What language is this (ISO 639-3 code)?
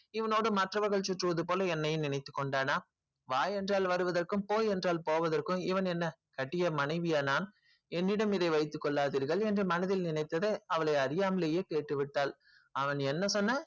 tam